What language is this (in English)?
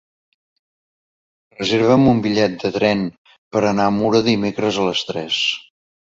Catalan